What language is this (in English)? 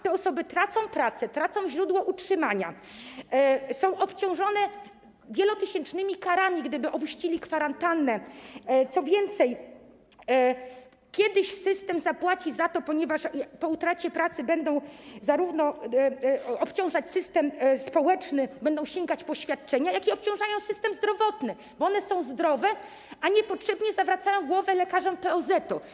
Polish